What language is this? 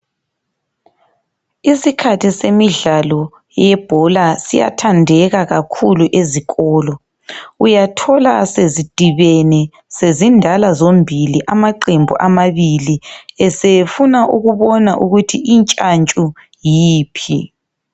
North Ndebele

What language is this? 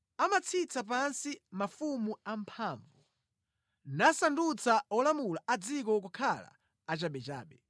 Nyanja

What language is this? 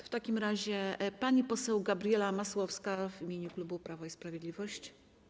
Polish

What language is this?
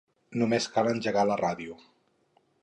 Catalan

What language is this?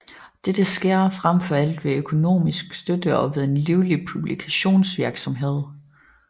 Danish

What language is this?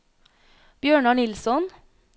Norwegian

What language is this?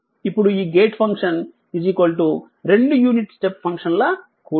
Telugu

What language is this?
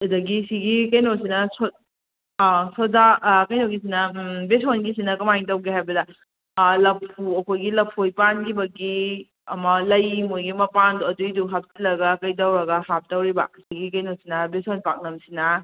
Manipuri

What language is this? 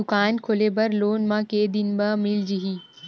Chhattisgarhi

